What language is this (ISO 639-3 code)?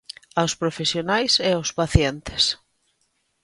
glg